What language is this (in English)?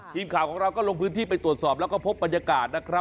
Thai